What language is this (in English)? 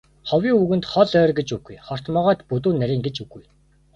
Mongolian